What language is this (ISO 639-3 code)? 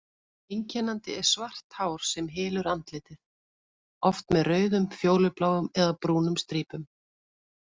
isl